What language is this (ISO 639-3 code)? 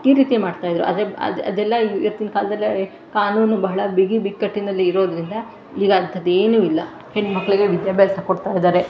kan